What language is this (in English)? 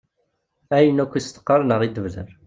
Kabyle